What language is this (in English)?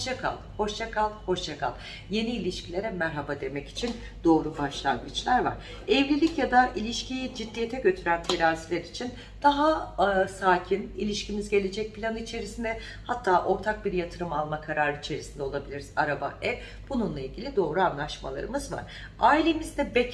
Turkish